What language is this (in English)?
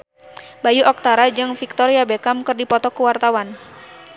Sundanese